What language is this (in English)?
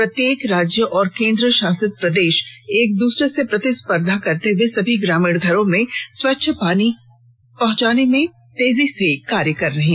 Hindi